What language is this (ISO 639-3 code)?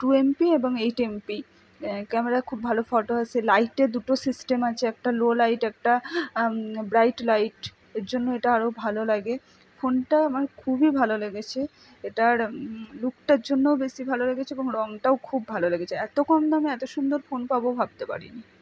ben